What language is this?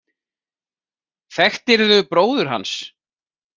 Icelandic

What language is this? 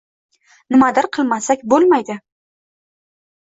Uzbek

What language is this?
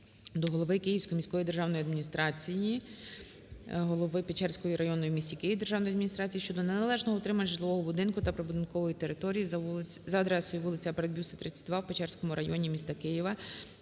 Ukrainian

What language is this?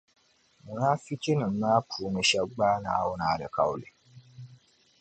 Dagbani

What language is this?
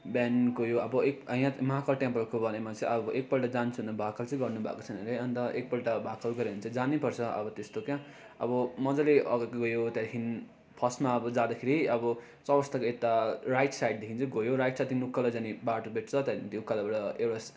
Nepali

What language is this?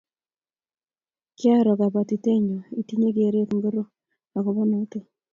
Kalenjin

